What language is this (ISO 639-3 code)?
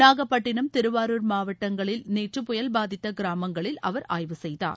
tam